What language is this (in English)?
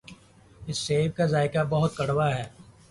Urdu